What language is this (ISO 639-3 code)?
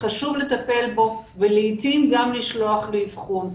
heb